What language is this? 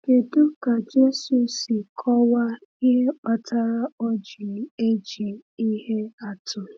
Igbo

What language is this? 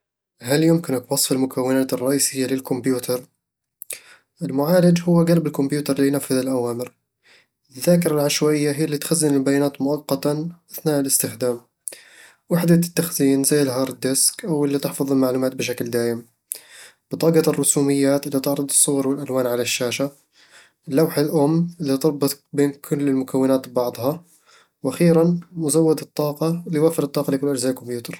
Eastern Egyptian Bedawi Arabic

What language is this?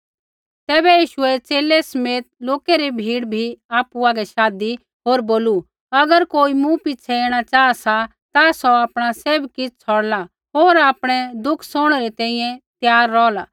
Kullu Pahari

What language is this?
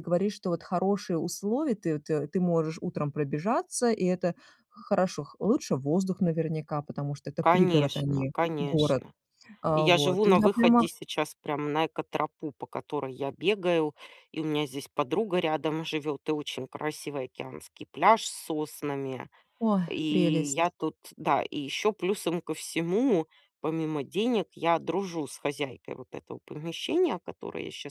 Russian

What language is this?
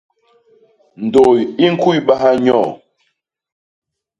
Basaa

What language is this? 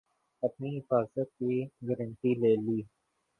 Urdu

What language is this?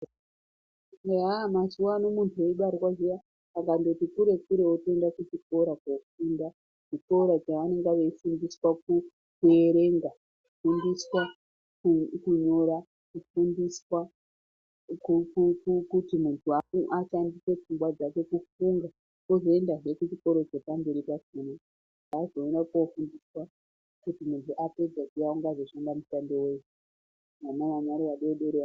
Ndau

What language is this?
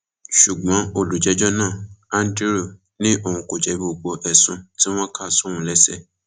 Yoruba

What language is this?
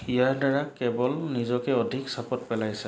Assamese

